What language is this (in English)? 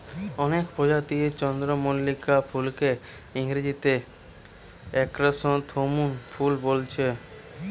Bangla